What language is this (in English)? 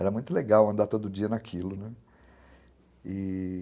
Portuguese